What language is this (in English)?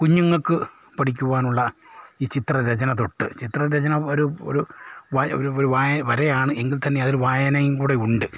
Malayalam